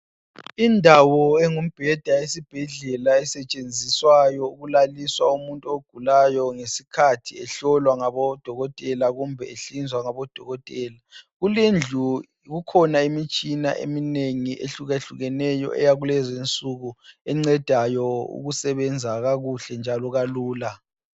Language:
North Ndebele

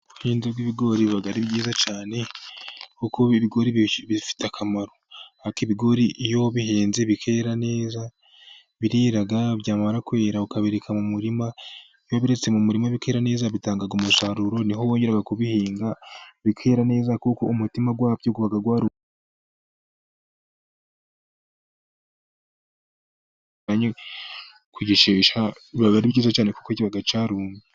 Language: Kinyarwanda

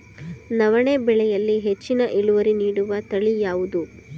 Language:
Kannada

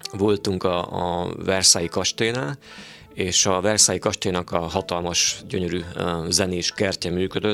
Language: Hungarian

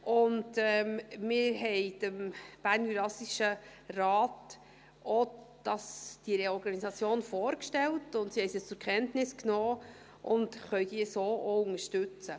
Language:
Swiss German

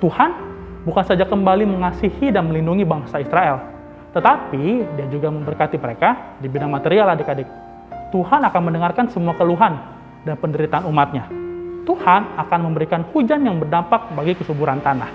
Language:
Indonesian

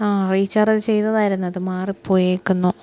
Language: Malayalam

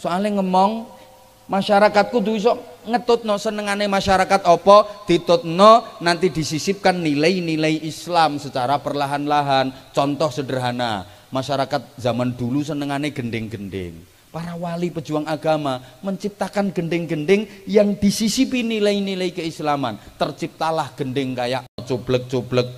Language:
Indonesian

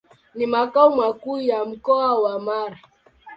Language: Swahili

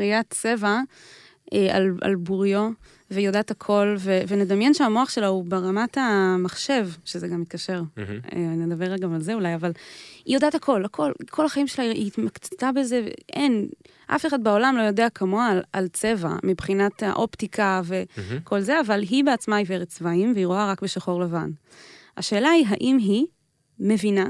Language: Hebrew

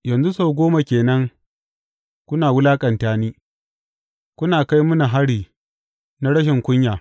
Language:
Hausa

